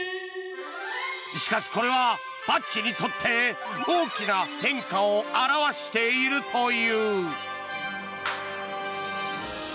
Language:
Japanese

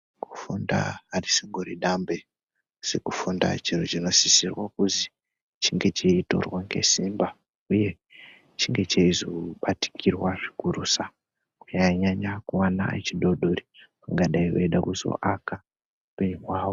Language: Ndau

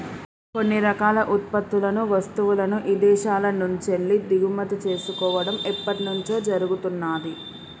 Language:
Telugu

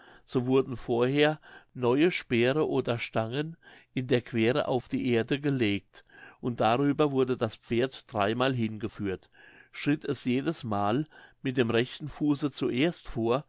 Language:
German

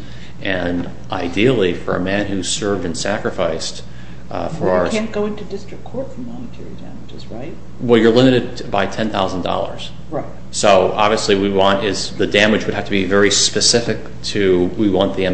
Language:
English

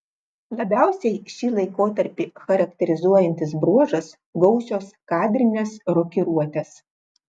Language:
Lithuanian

